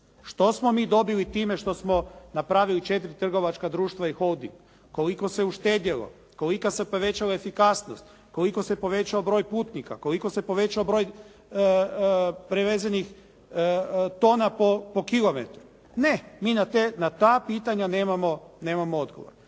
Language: Croatian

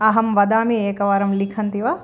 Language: Sanskrit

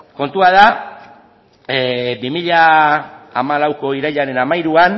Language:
Basque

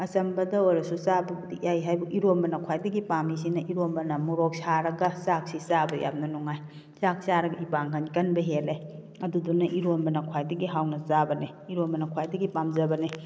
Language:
Manipuri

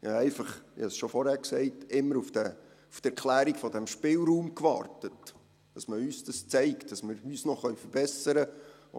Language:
Swiss German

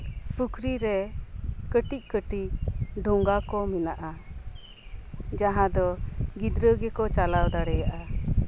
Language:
Santali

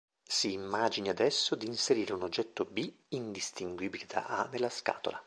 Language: Italian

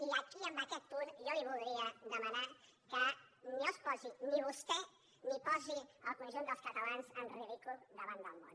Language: Catalan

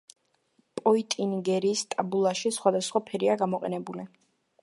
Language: Georgian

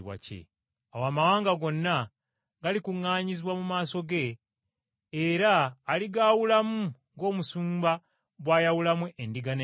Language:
Ganda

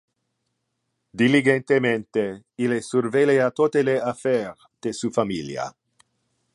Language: Interlingua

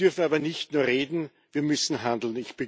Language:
German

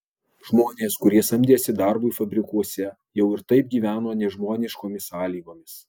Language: Lithuanian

